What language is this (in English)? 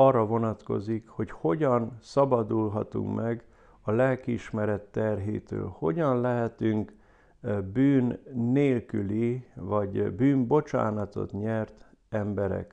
Hungarian